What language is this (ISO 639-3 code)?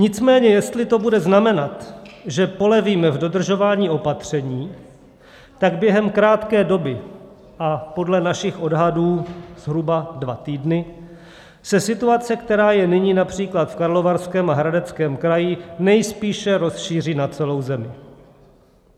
ces